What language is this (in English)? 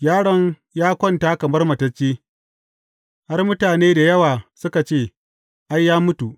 Hausa